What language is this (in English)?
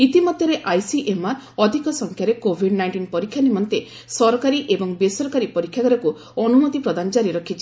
Odia